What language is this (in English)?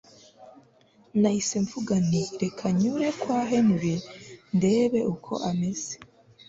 Kinyarwanda